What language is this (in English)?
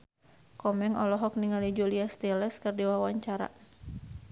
Sundanese